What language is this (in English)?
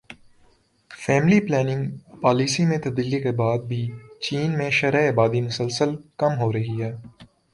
Urdu